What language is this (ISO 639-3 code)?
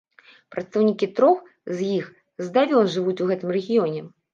bel